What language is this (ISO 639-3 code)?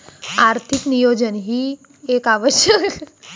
mar